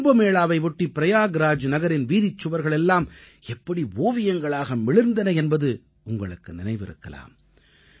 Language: Tamil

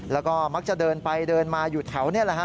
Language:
Thai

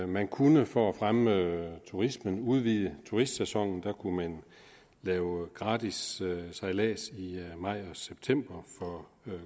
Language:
Danish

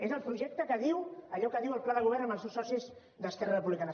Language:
Catalan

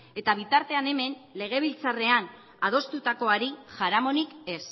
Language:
Basque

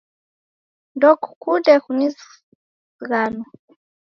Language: Taita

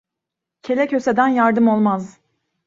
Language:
Turkish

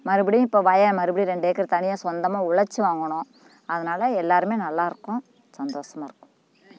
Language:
Tamil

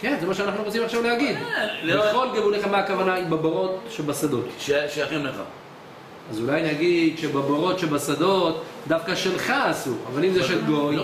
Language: Hebrew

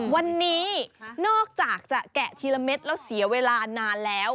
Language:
Thai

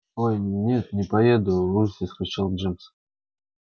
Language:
Russian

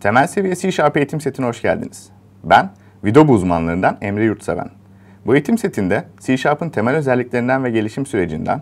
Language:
Turkish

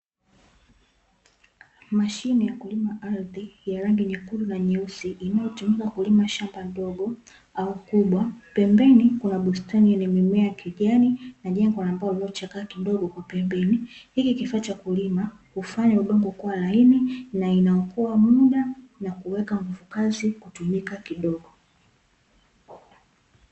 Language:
Swahili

